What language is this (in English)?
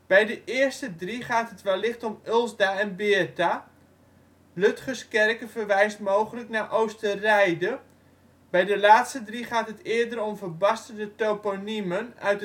Dutch